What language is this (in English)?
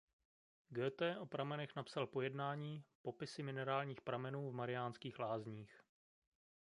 Czech